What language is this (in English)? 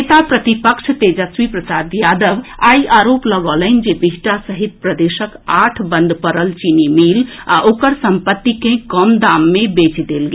Maithili